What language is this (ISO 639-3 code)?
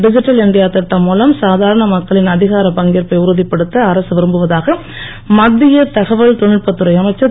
tam